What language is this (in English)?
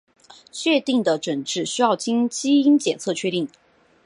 Chinese